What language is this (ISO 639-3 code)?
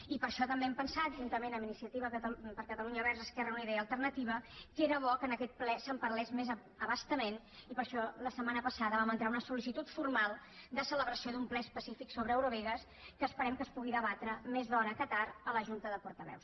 cat